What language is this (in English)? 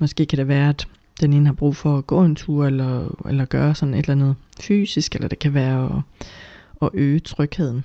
Danish